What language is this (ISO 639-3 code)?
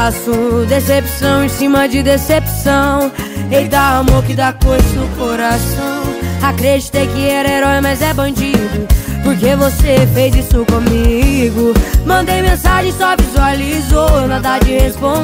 por